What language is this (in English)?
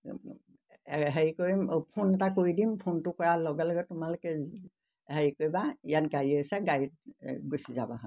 Assamese